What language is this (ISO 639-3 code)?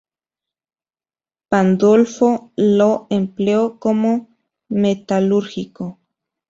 spa